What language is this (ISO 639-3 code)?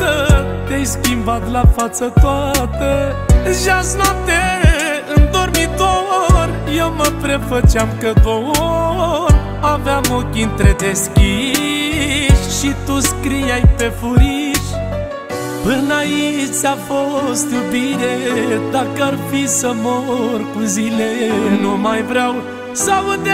ron